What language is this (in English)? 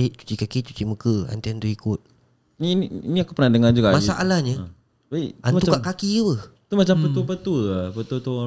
Malay